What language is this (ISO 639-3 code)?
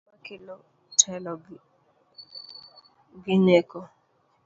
luo